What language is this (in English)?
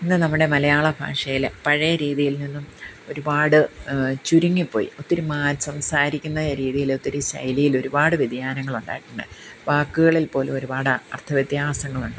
Malayalam